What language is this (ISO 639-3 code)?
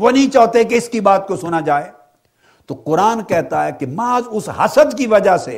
urd